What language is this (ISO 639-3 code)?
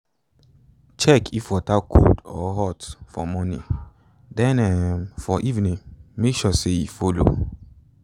pcm